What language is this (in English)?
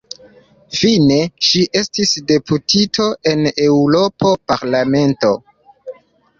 Esperanto